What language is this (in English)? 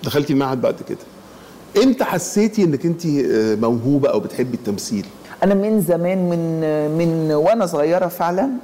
Arabic